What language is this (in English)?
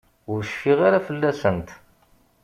Kabyle